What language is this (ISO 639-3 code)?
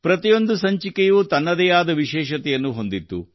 kan